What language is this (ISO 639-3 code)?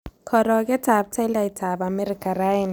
kln